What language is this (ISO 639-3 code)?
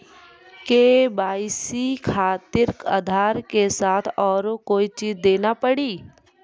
mai